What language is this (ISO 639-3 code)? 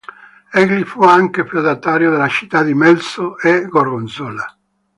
ita